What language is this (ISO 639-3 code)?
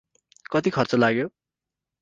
nep